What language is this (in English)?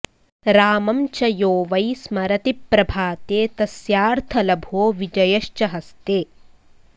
Sanskrit